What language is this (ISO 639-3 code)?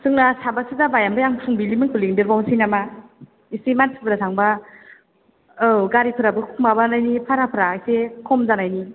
brx